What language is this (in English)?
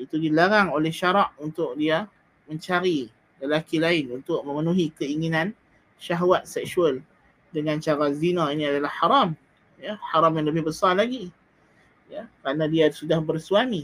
Malay